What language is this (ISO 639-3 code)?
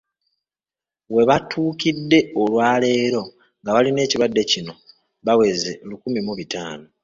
lug